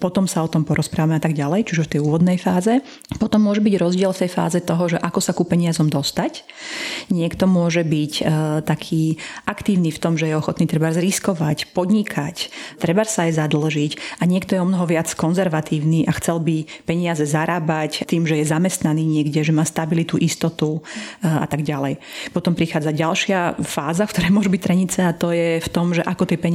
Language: Slovak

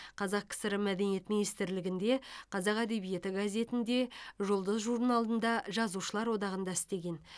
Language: Kazakh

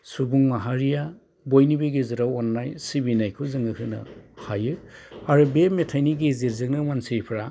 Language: Bodo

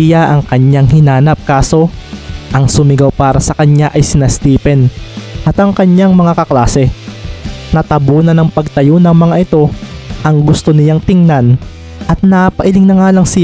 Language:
Filipino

